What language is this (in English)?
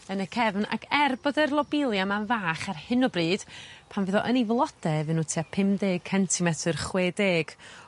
Welsh